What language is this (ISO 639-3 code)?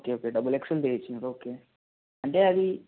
tel